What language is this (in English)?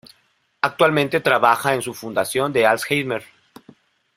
Spanish